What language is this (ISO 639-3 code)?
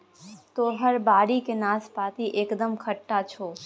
mai